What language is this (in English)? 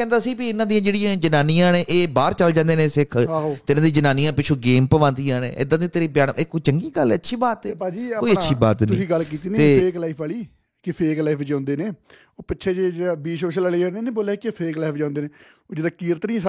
Punjabi